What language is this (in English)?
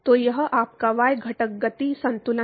Hindi